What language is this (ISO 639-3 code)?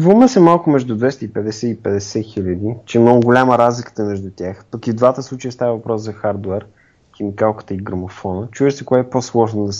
bul